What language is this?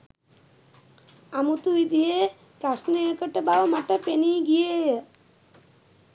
Sinhala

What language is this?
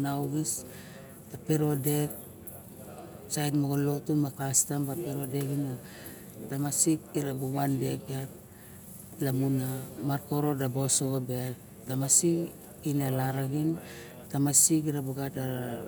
Barok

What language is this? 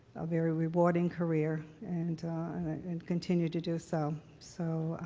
English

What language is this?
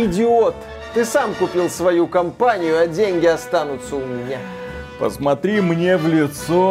Russian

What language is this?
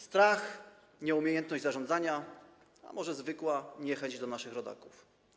Polish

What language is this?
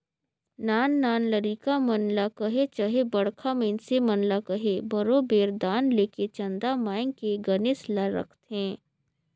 Chhattisgarhi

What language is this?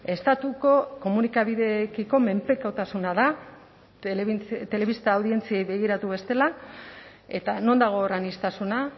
Basque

